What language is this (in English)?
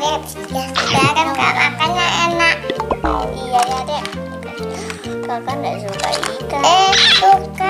Indonesian